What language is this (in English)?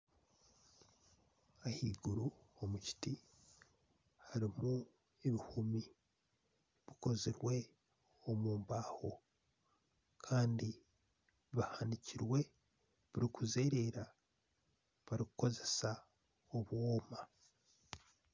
Nyankole